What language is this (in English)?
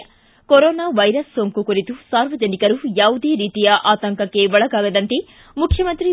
Kannada